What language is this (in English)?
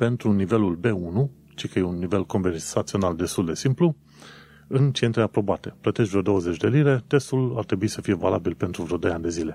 Romanian